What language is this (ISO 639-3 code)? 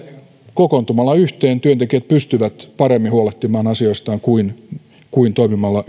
fin